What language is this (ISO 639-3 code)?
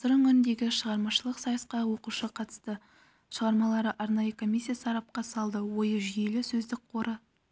kaz